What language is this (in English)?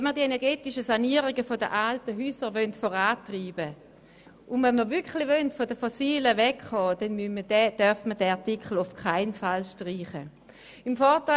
Swiss German